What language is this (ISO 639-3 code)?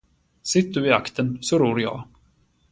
swe